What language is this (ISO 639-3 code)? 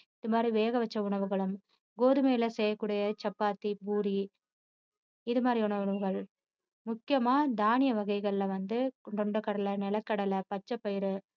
tam